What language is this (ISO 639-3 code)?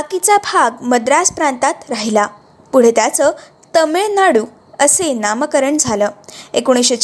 mar